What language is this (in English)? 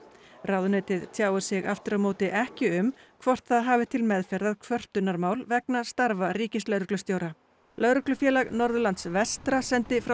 Icelandic